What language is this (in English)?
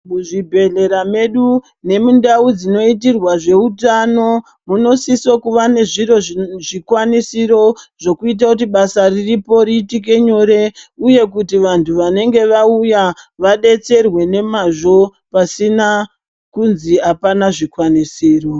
Ndau